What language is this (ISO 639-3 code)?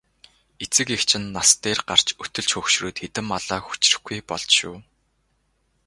mon